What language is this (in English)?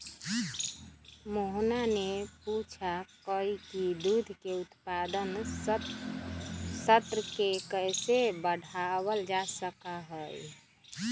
Magahi